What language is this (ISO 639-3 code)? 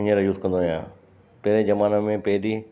snd